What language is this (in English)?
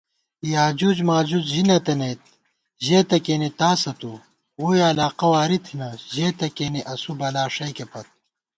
Gawar-Bati